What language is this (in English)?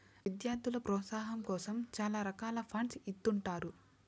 Telugu